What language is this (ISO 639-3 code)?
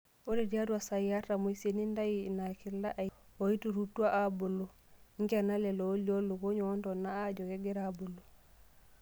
mas